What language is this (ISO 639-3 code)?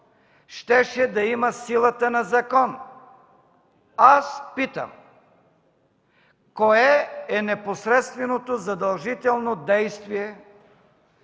bul